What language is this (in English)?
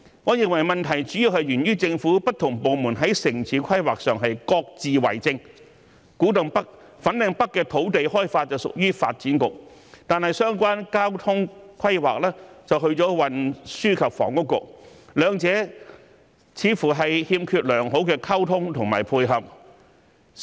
Cantonese